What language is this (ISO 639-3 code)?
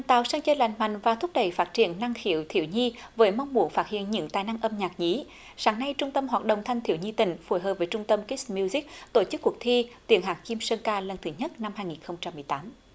vie